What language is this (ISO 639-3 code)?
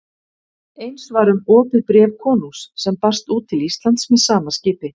isl